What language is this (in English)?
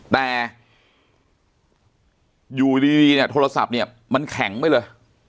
Thai